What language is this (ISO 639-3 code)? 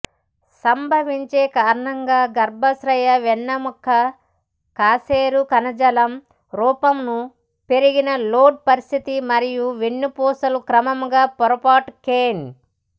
tel